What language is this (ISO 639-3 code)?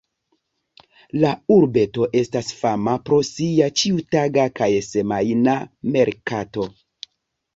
epo